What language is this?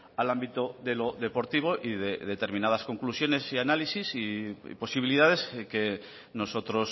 Spanish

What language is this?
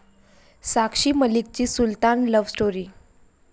Marathi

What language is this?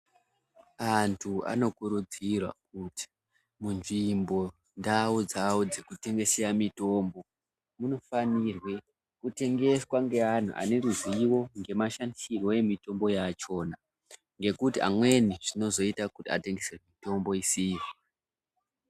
Ndau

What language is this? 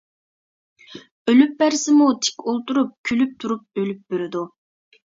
Uyghur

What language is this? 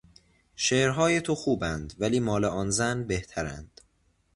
Persian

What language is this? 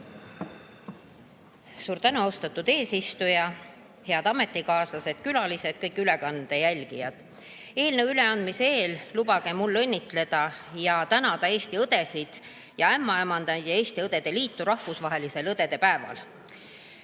Estonian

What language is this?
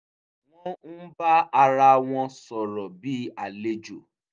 Yoruba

